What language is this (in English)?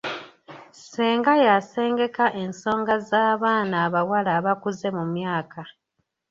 Ganda